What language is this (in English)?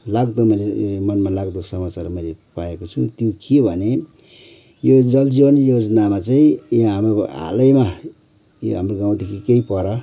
Nepali